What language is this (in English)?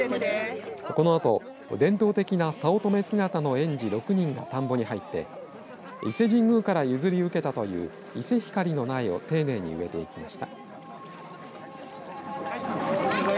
Japanese